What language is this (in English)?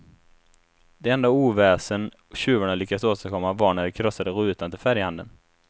Swedish